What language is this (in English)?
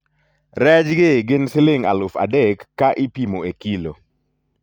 Luo (Kenya and Tanzania)